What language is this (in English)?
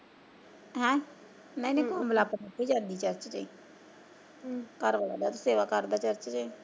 Punjabi